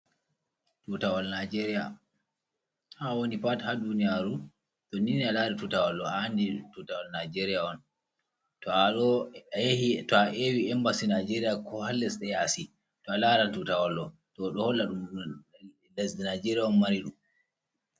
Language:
Fula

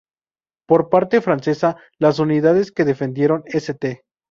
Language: Spanish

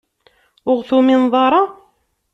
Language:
Kabyle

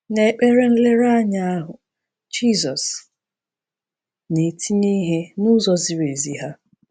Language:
Igbo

